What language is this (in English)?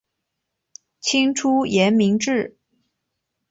Chinese